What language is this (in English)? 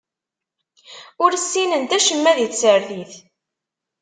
Kabyle